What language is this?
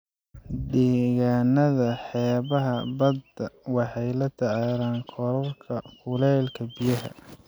Somali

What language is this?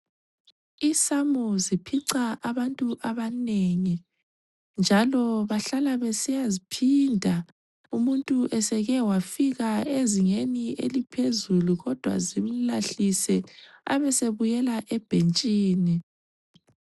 North Ndebele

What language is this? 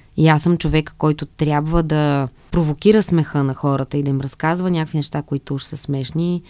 Bulgarian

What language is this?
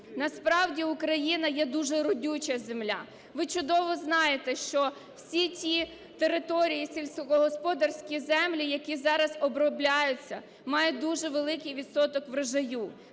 Ukrainian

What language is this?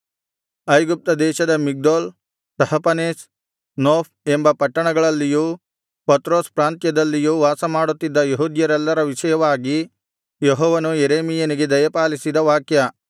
Kannada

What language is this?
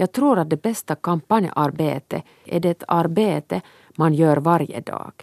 Swedish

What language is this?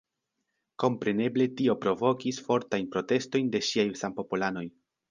Esperanto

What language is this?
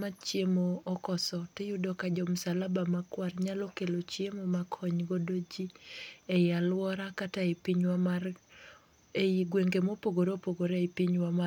Luo (Kenya and Tanzania)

